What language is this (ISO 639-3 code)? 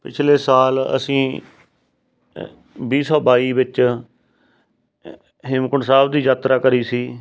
pan